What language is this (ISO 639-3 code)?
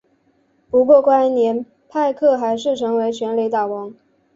zho